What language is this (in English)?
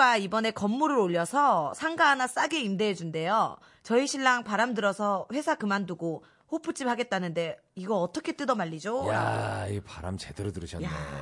Korean